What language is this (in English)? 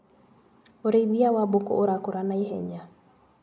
Kikuyu